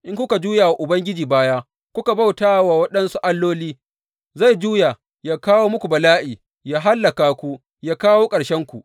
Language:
Hausa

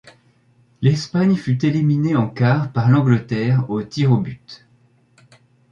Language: French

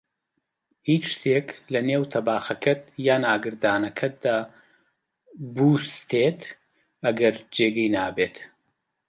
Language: Central Kurdish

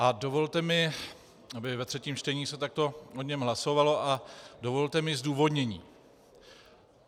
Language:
Czech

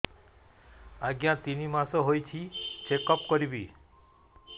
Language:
Odia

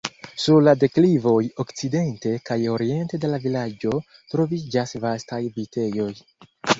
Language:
Esperanto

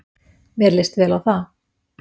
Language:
Icelandic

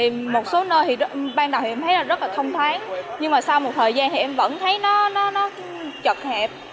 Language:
Vietnamese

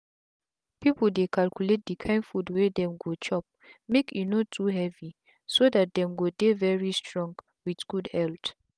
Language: Nigerian Pidgin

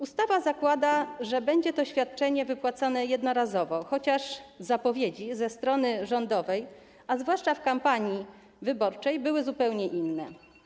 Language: Polish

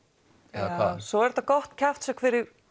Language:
Icelandic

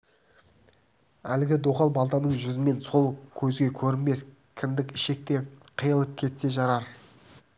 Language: Kazakh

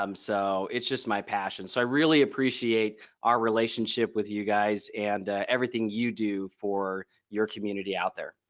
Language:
English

